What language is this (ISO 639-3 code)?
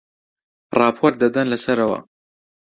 ckb